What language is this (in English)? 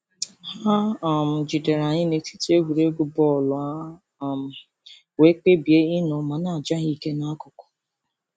Igbo